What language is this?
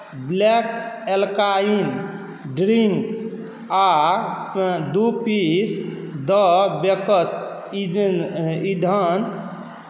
Maithili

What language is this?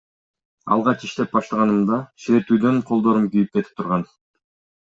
Kyrgyz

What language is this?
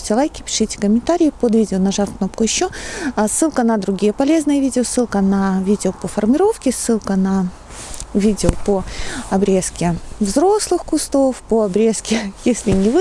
Russian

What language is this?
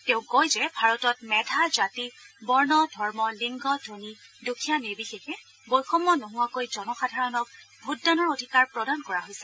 Assamese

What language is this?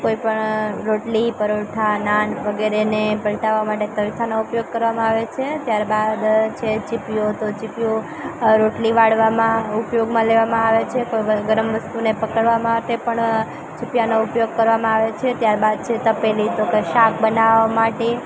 Gujarati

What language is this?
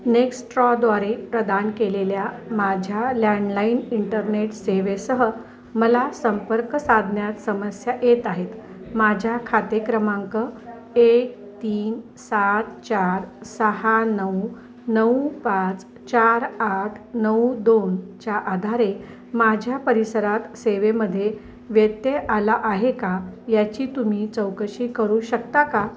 Marathi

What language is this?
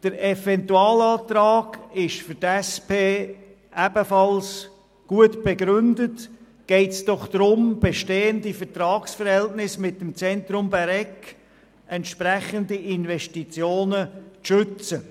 Swiss German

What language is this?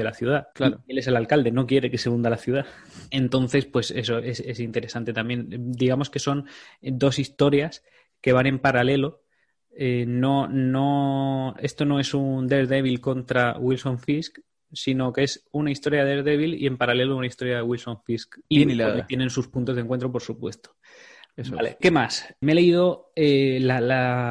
Spanish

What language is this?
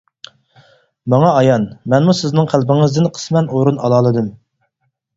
Uyghur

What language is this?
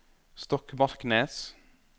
Norwegian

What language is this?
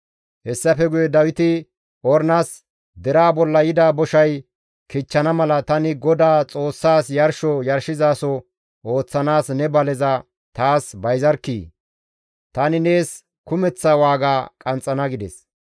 Gamo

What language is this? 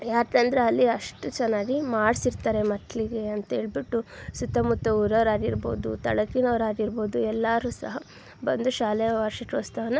Kannada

